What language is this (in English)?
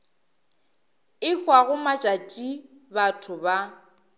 Northern Sotho